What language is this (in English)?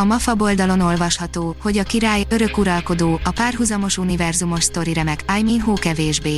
Hungarian